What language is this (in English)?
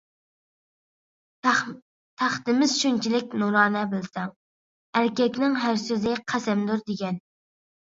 Uyghur